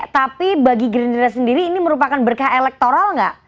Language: Indonesian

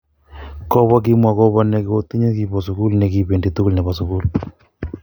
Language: Kalenjin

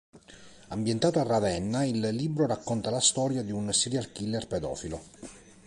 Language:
Italian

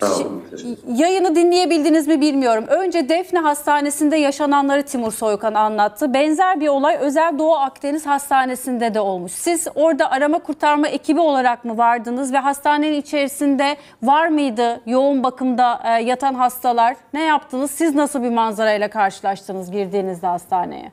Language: Turkish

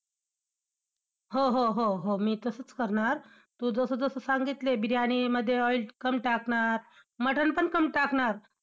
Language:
Marathi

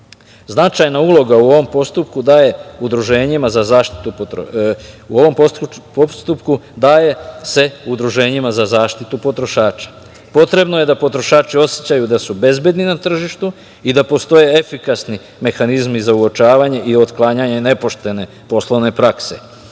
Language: Serbian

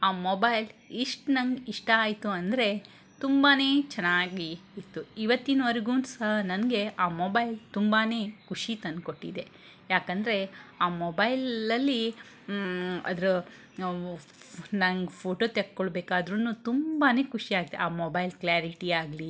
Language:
Kannada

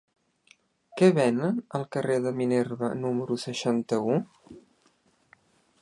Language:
Catalan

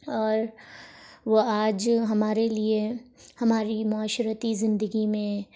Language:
Urdu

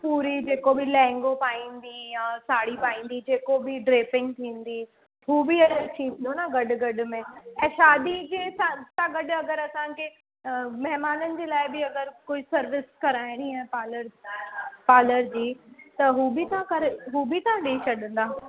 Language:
Sindhi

